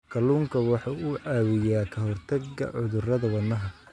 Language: Somali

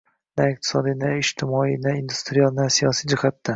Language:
Uzbek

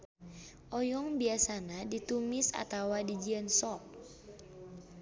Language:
Sundanese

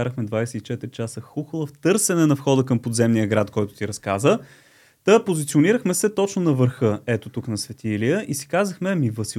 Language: Bulgarian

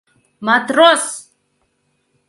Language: Mari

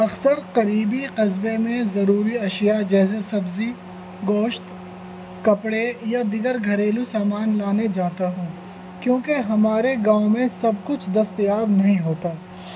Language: Urdu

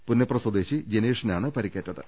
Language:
Malayalam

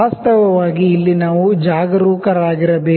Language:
Kannada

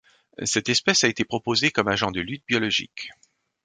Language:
French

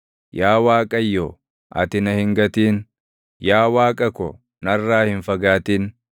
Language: Oromo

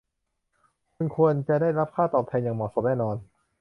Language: Thai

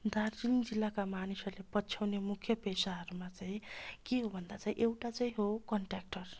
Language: Nepali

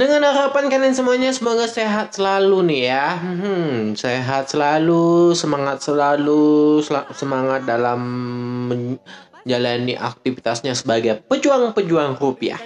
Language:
Indonesian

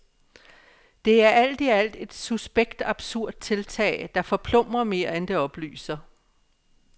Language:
Danish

